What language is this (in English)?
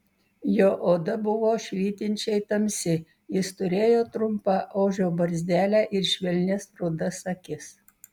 Lithuanian